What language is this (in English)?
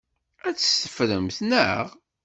Kabyle